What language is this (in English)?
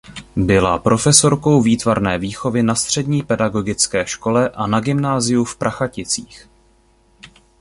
Czech